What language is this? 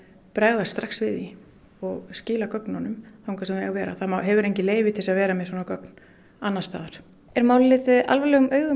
Icelandic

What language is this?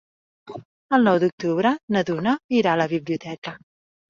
Catalan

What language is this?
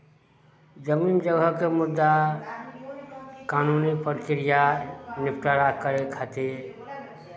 Maithili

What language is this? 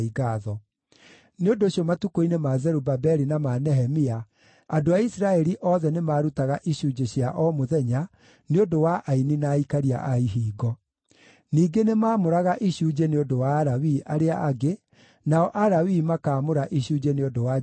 Kikuyu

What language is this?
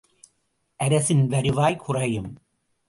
Tamil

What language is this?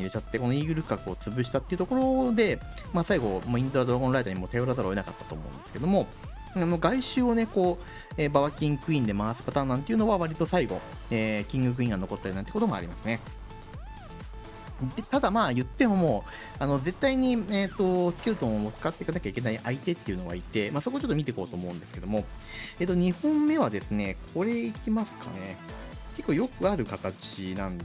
Japanese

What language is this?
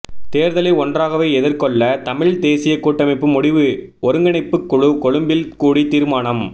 Tamil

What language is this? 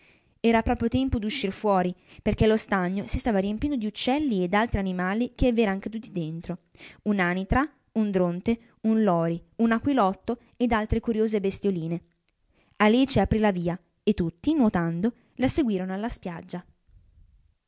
Italian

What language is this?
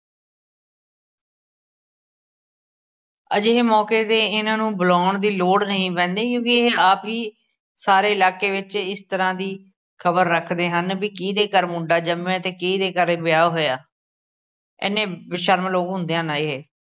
Punjabi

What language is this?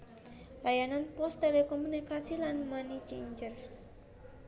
Javanese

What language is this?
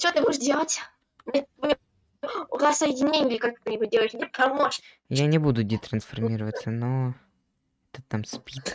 Russian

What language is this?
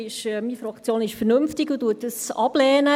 Swiss German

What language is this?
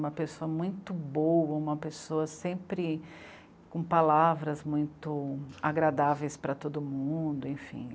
Portuguese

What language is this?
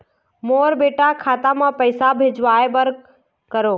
Chhattisgarhi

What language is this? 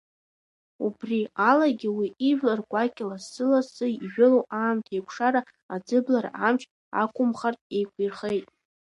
Abkhazian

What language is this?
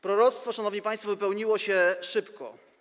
Polish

